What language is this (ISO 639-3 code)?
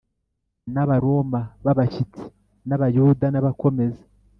kin